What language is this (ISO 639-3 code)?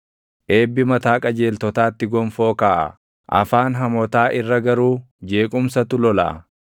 orm